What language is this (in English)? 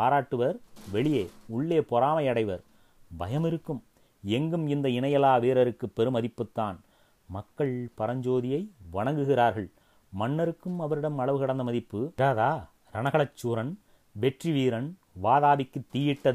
Tamil